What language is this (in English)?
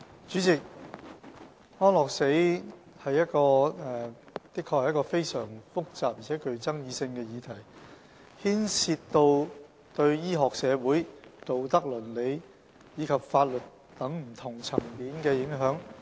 Cantonese